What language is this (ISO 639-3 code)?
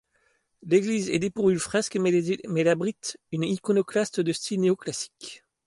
fra